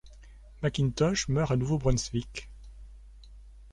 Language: French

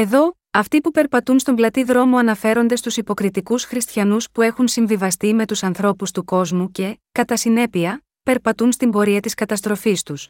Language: Greek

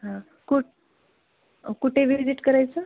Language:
Marathi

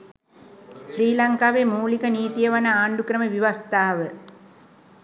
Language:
Sinhala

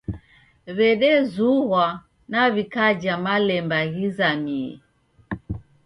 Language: Taita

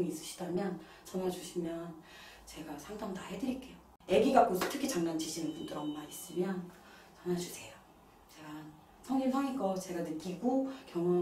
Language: Korean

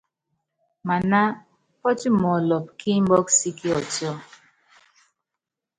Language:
Yangben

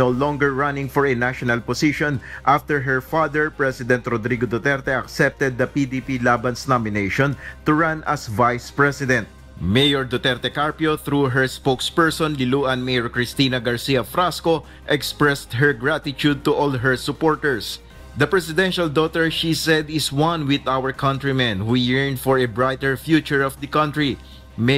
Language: Filipino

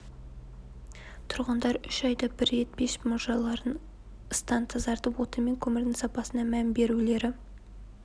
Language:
Kazakh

